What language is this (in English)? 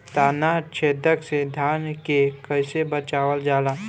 Bhojpuri